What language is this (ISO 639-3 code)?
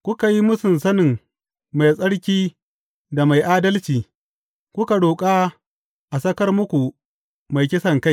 hau